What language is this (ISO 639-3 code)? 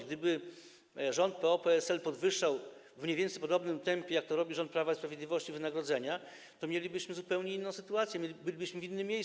pol